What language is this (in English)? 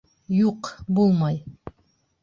Bashkir